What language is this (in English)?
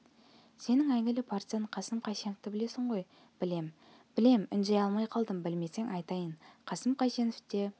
Kazakh